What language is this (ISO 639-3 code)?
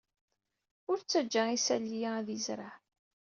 kab